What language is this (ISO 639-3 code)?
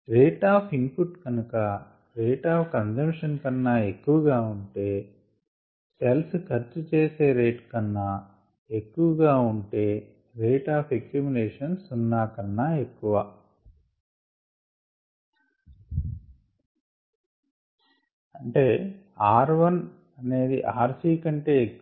tel